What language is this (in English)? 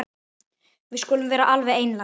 Icelandic